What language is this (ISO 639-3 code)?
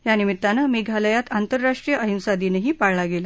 mar